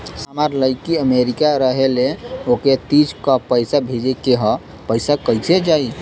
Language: Bhojpuri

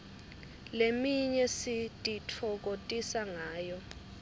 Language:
Swati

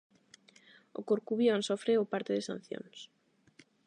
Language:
Galician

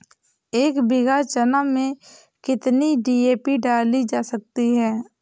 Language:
Hindi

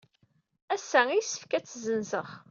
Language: Kabyle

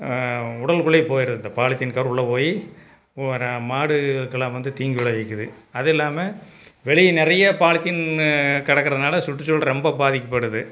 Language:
Tamil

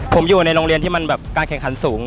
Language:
Thai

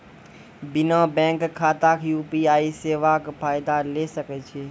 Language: Maithili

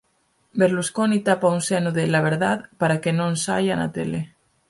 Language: Galician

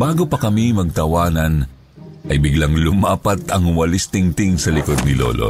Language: Filipino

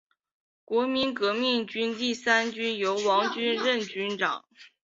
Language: Chinese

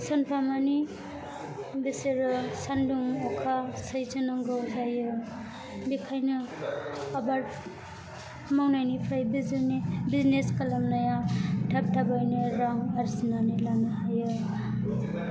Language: Bodo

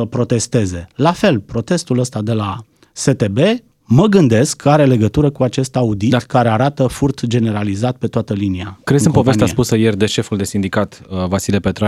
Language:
Romanian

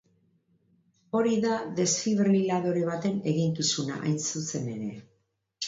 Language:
Basque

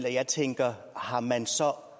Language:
Danish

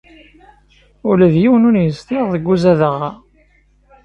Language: Kabyle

